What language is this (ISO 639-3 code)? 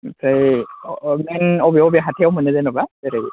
brx